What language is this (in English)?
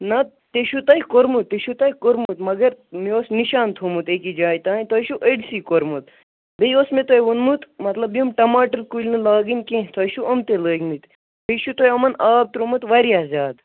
Kashmiri